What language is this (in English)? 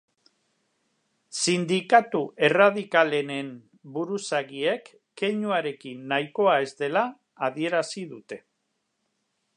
Basque